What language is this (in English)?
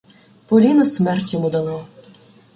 Ukrainian